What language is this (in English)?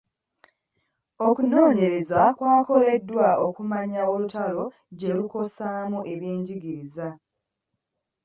Ganda